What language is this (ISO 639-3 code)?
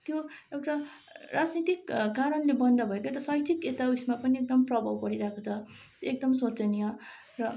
nep